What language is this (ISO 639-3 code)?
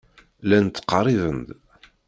kab